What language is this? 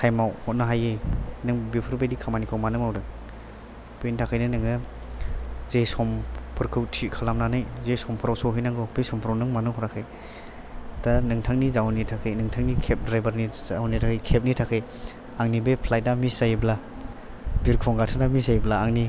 Bodo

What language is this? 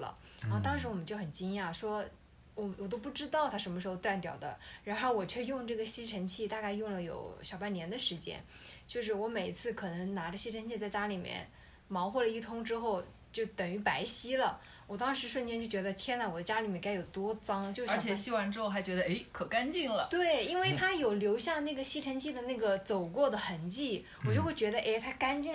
Chinese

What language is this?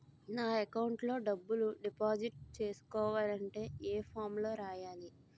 Telugu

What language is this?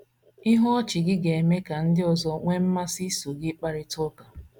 Igbo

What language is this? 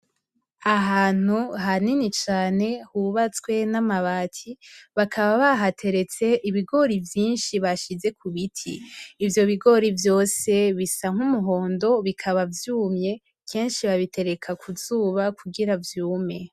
Rundi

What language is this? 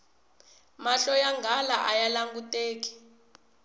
Tsonga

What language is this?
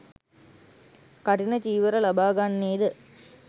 Sinhala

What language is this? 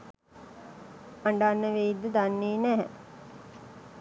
Sinhala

